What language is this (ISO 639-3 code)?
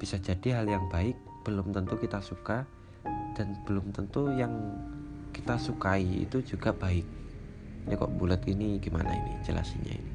ind